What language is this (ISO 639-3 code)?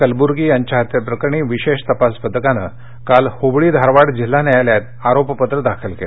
mar